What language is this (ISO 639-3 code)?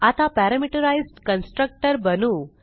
mar